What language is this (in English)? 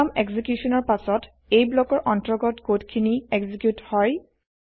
Assamese